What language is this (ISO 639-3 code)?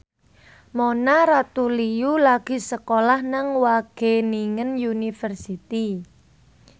jav